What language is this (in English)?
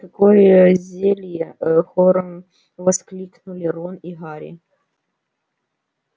Russian